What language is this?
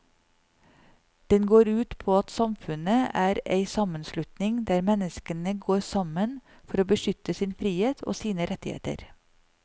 Norwegian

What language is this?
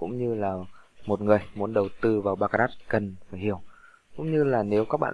Vietnamese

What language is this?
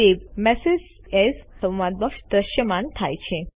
Gujarati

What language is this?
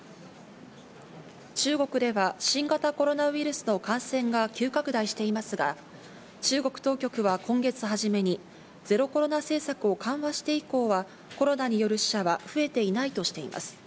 Japanese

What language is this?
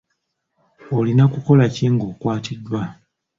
Ganda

